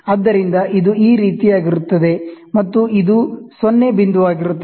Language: Kannada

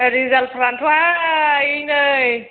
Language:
Bodo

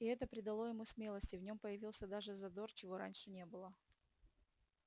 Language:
Russian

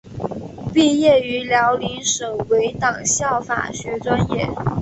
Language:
Chinese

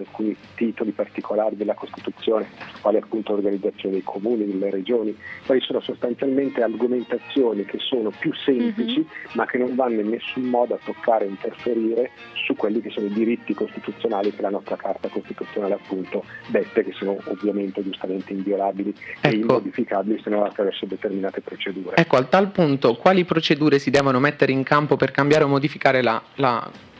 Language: Italian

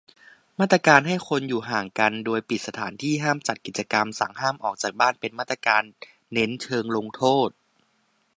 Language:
Thai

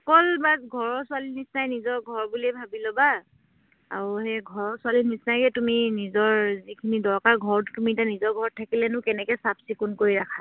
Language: Assamese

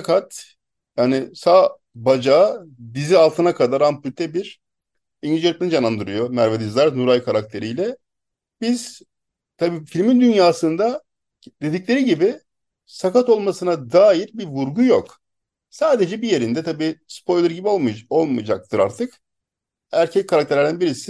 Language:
Turkish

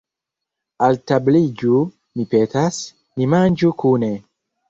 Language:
Esperanto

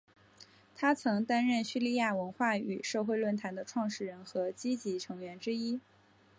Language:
Chinese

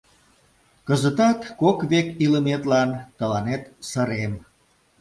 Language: Mari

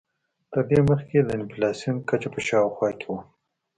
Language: Pashto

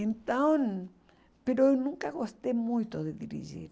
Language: Portuguese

